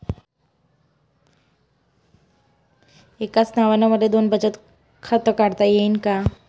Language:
Marathi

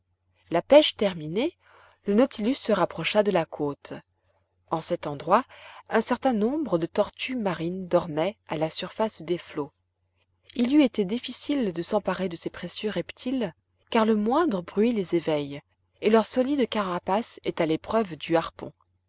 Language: French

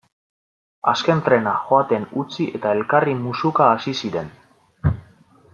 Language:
Basque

